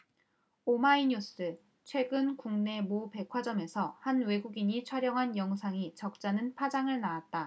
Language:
Korean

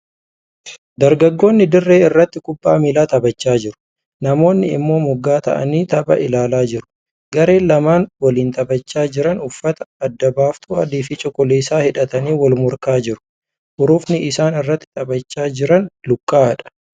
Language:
Oromo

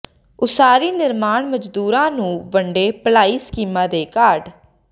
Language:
Punjabi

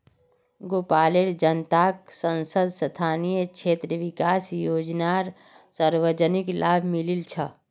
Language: Magahi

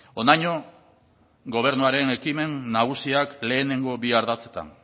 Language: Basque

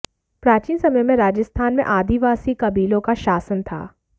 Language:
Hindi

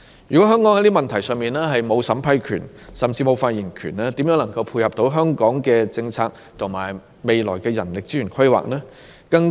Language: Cantonese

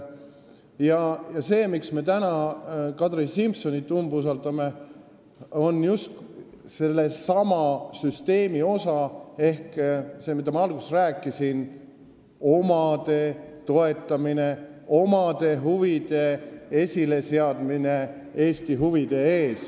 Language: Estonian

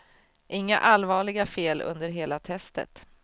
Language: Swedish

